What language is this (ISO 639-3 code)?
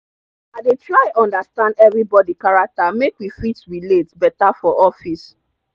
pcm